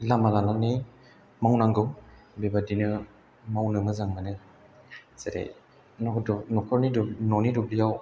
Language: Bodo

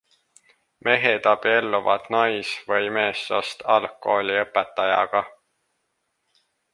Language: Estonian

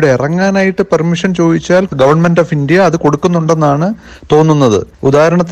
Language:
Malayalam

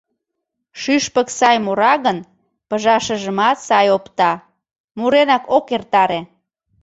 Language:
Mari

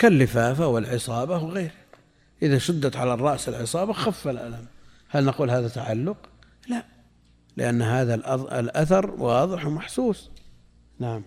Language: Arabic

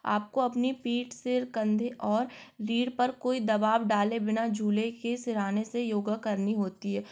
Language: Hindi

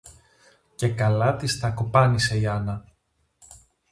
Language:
Greek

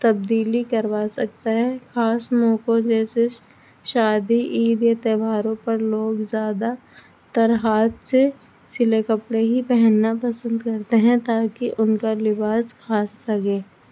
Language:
Urdu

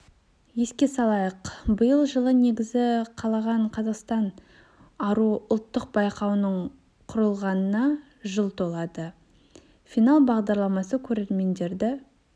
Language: Kazakh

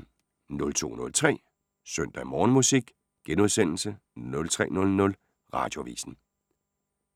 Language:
Danish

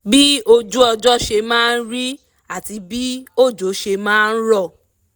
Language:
Yoruba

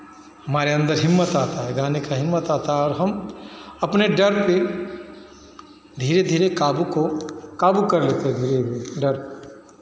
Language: Hindi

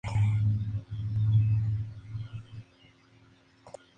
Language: Spanish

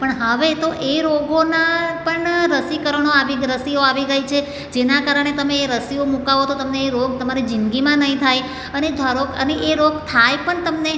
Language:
Gujarati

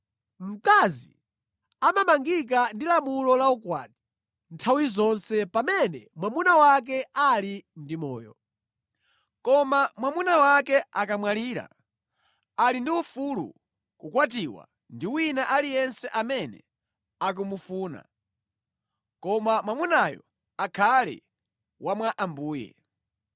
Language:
Nyanja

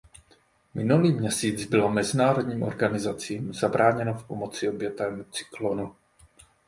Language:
Czech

